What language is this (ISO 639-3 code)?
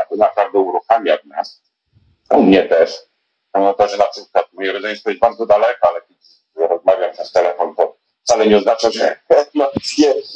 pol